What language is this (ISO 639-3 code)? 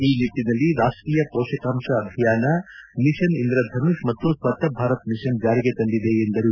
kan